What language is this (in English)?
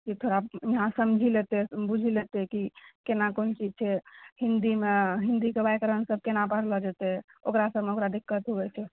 Maithili